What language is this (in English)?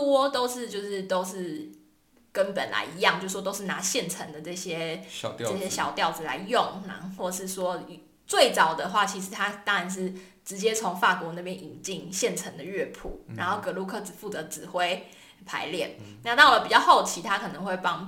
Chinese